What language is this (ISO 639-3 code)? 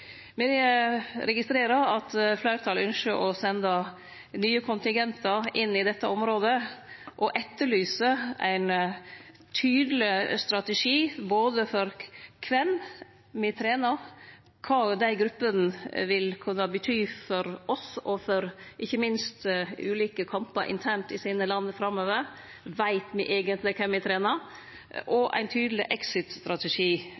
nno